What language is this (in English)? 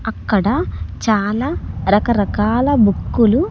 Telugu